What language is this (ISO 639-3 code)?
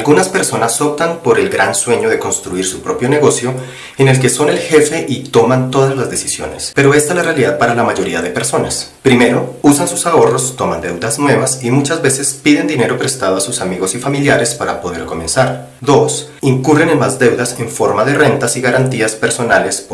spa